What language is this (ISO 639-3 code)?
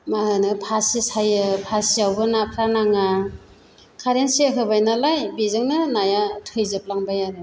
brx